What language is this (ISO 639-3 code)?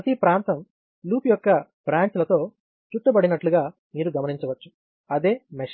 tel